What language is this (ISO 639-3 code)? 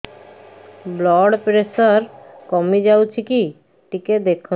ori